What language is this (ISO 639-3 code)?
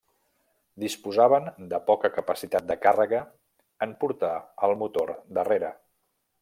cat